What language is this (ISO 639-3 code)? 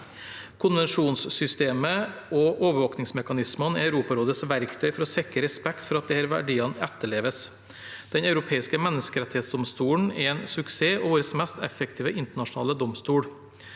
nor